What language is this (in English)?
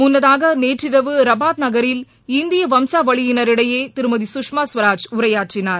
Tamil